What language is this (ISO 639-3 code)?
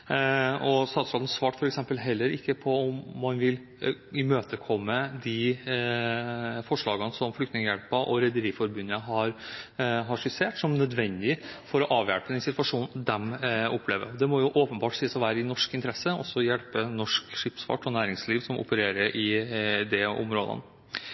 nob